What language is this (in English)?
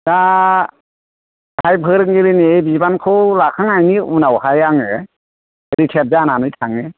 Bodo